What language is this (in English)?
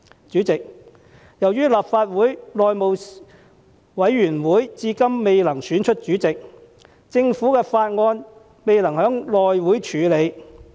Cantonese